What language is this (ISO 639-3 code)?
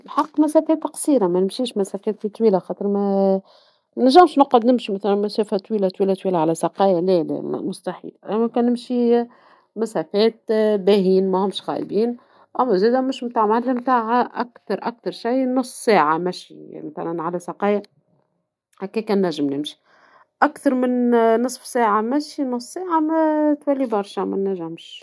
aeb